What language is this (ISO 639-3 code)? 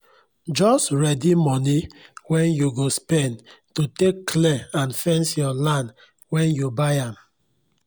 pcm